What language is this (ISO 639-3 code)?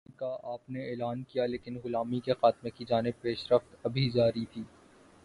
urd